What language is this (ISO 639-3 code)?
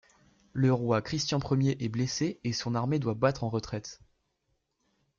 fra